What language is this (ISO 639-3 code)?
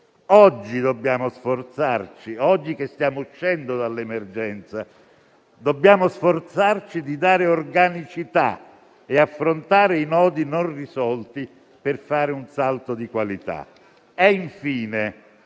ita